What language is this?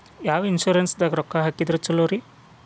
Kannada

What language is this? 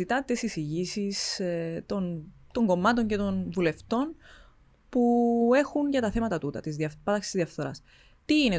Greek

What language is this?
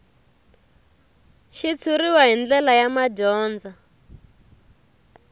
Tsonga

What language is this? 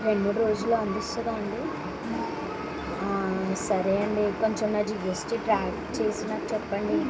Telugu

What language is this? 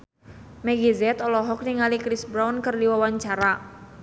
Sundanese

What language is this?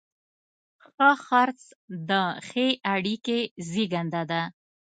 Pashto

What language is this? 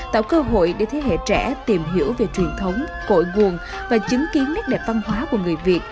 Vietnamese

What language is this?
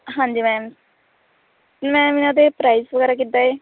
Punjabi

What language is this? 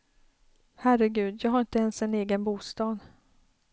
Swedish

